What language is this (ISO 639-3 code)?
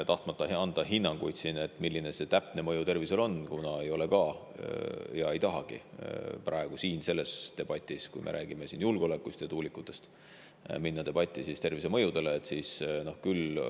est